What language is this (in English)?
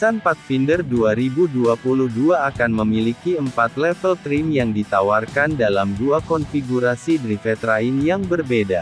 Indonesian